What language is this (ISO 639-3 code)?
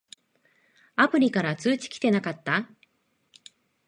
jpn